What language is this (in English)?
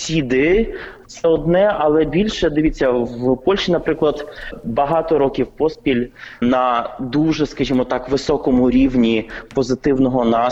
Ukrainian